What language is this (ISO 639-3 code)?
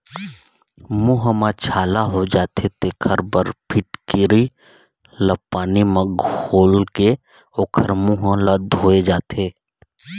hne